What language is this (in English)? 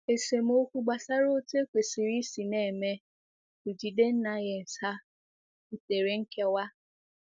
Igbo